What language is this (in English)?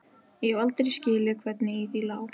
Icelandic